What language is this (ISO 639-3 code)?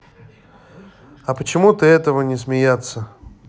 rus